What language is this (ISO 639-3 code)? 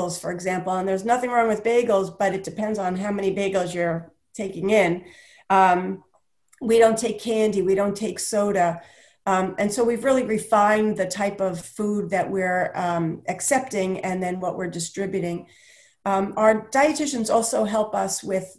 eng